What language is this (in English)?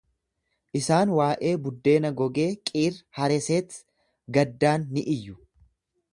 Oromo